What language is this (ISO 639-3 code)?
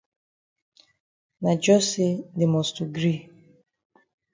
wes